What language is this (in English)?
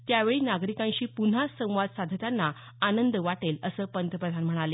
Marathi